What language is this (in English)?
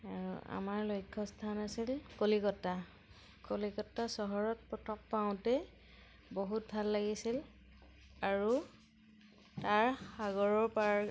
Assamese